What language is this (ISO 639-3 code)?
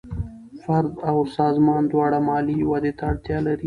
pus